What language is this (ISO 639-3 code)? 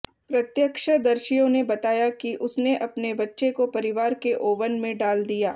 hin